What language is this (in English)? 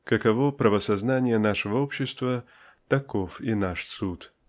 Russian